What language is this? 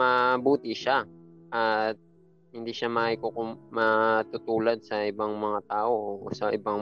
Filipino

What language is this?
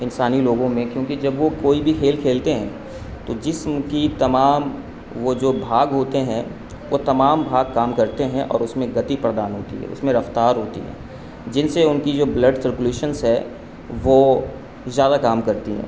Urdu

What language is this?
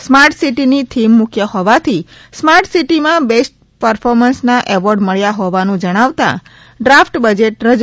Gujarati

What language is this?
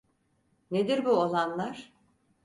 Turkish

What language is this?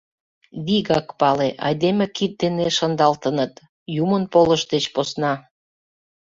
Mari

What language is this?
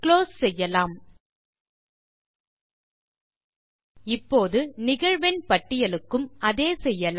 Tamil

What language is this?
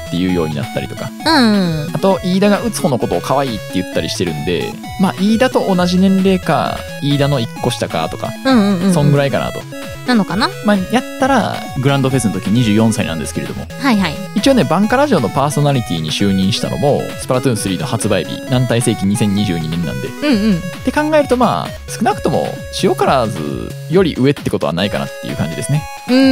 Japanese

